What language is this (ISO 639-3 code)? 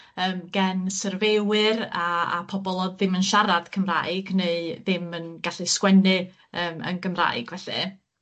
cym